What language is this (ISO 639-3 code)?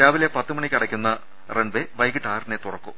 mal